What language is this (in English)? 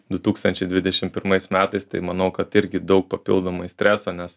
Lithuanian